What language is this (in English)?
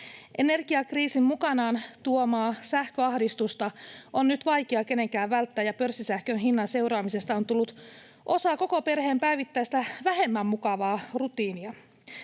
Finnish